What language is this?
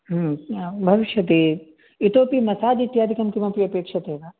Sanskrit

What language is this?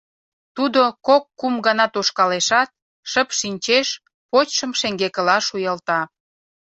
Mari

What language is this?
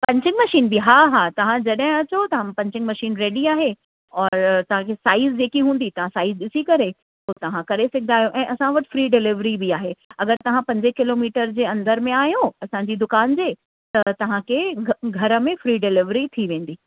Sindhi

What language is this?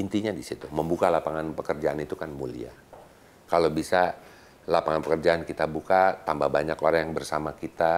Indonesian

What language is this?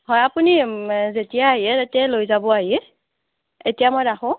Assamese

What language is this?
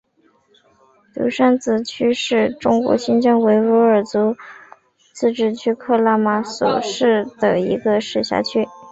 Chinese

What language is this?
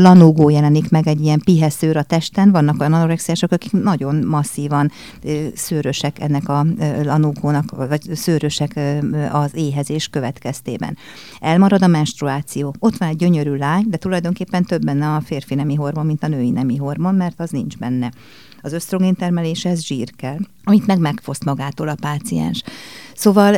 Hungarian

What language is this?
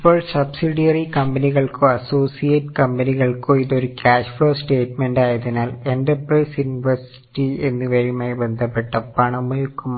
Malayalam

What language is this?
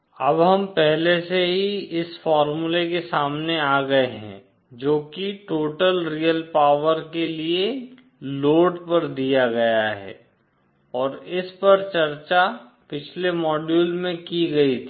Hindi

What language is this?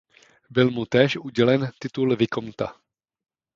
Czech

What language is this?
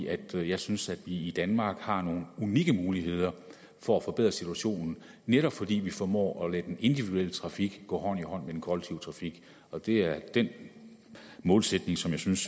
Danish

